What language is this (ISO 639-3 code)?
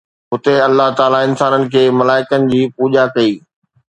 snd